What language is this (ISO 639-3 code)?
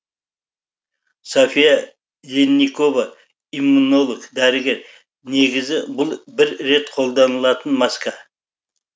kaz